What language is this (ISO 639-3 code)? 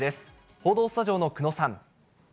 jpn